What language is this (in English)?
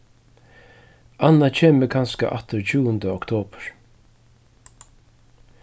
Faroese